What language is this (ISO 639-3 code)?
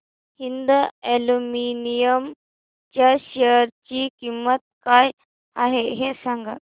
mar